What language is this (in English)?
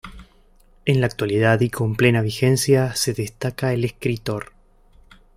Spanish